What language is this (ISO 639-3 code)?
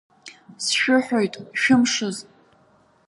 abk